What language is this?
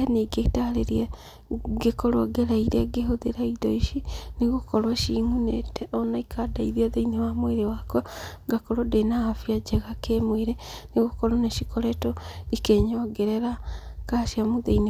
Kikuyu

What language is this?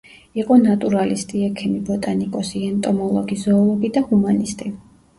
Georgian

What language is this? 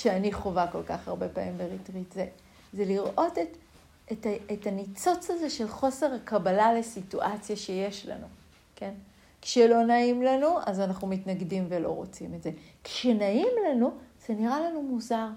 Hebrew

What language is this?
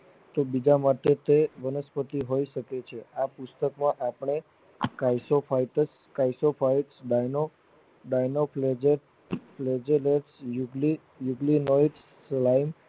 Gujarati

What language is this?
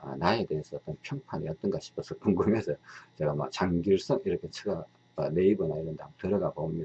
Korean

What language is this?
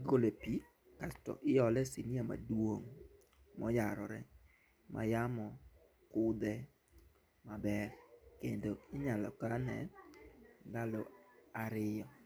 Luo (Kenya and Tanzania)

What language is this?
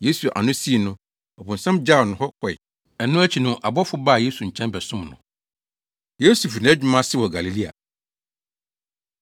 Akan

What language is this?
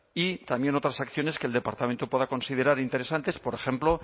Spanish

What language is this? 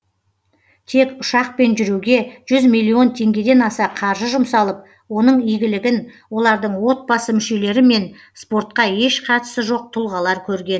Kazakh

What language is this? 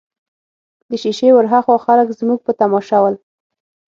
Pashto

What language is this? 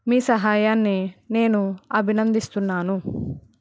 Telugu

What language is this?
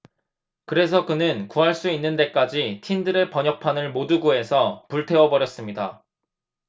Korean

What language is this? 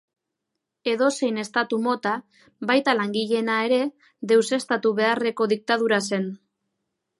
Basque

